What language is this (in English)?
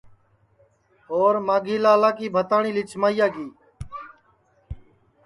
Sansi